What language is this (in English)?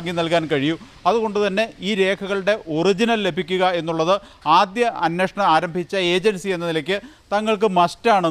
Malayalam